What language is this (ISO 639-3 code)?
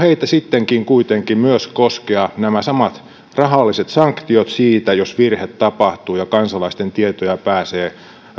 fin